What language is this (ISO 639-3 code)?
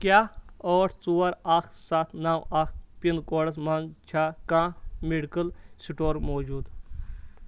kas